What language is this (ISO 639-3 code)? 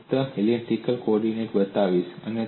guj